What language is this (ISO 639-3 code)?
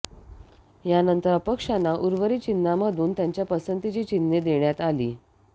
mar